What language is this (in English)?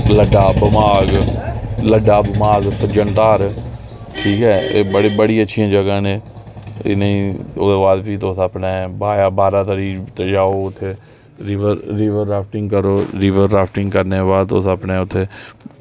Dogri